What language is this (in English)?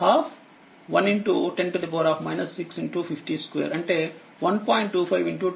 Telugu